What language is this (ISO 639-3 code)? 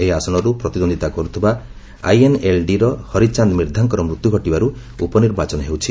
ori